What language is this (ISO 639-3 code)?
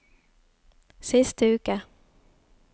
nor